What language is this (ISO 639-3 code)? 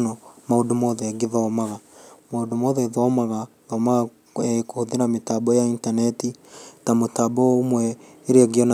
kik